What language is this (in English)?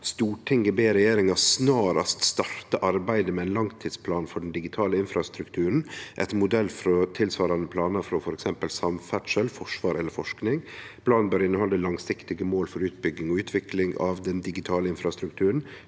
Norwegian